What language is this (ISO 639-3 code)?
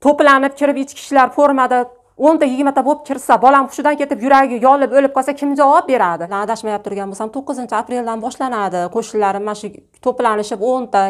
tur